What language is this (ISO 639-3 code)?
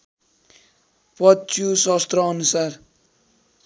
nep